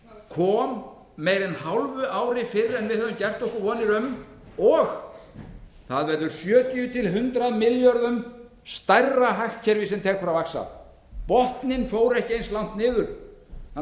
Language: Icelandic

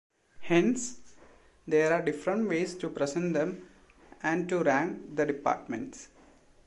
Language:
English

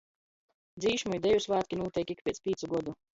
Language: Latgalian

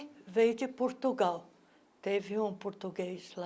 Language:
Portuguese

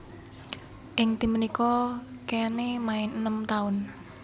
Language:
Javanese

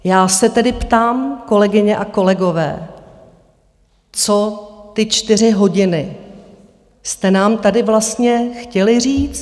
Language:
Czech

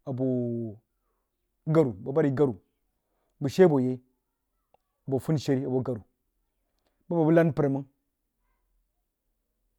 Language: Jiba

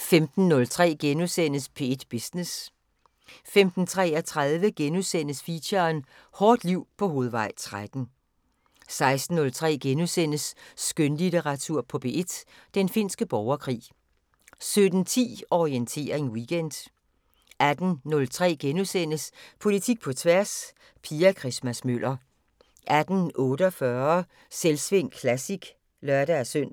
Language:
Danish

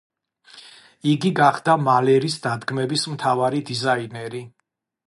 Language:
Georgian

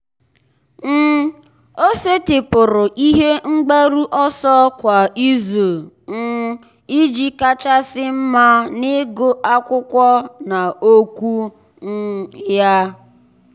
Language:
Igbo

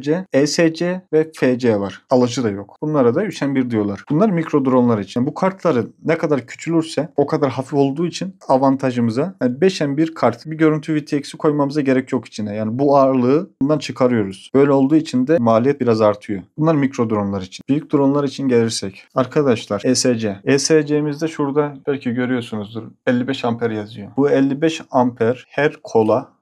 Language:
Turkish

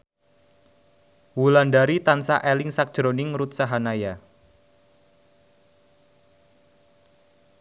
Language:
Javanese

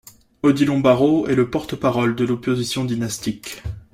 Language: French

